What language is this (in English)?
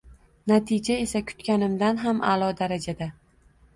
Uzbek